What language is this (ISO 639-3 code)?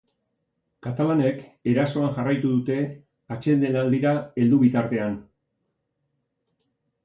eus